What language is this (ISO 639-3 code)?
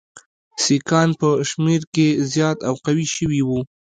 pus